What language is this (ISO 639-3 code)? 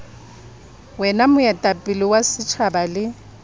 sot